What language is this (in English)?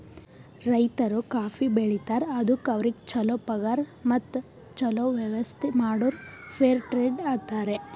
Kannada